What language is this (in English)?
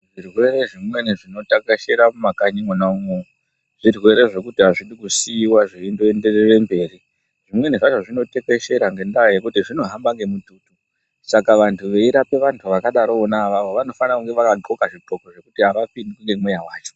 Ndau